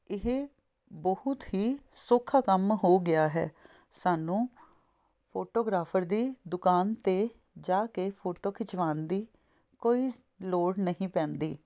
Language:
Punjabi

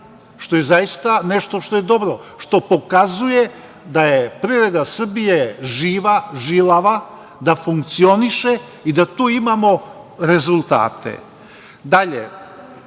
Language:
Serbian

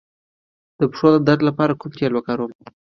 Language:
Pashto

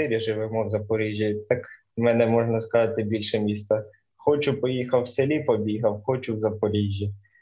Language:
Ukrainian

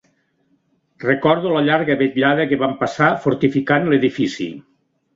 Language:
Catalan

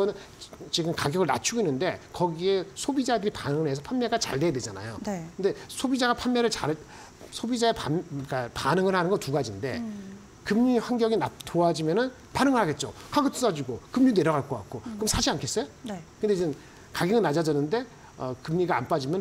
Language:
Korean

